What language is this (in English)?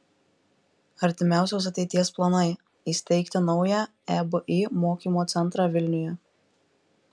Lithuanian